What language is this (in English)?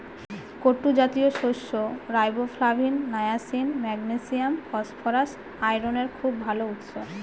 Bangla